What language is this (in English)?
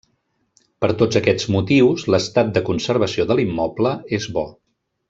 Catalan